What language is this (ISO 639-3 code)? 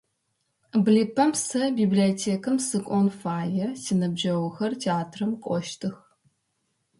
ady